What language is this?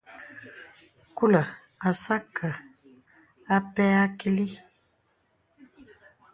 Bebele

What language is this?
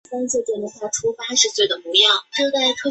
Chinese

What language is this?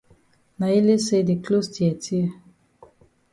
Cameroon Pidgin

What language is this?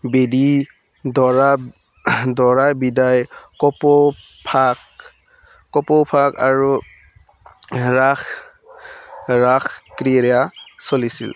Assamese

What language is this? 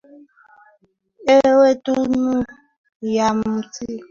Swahili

